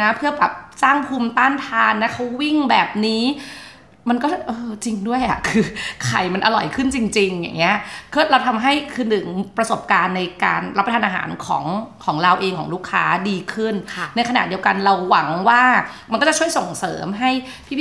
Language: Thai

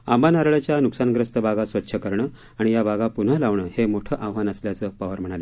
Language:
Marathi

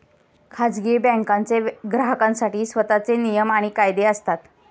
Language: Marathi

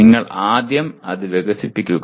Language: Malayalam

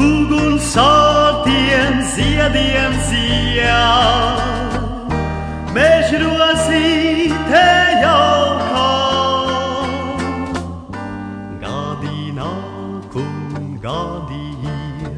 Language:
Latvian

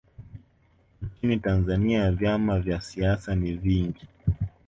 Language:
Swahili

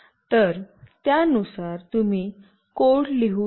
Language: Marathi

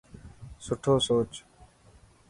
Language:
Dhatki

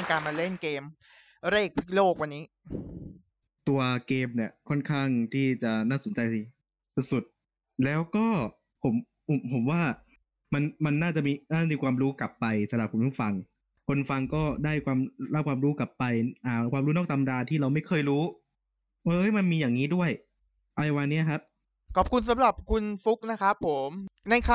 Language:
Thai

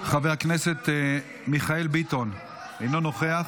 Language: Hebrew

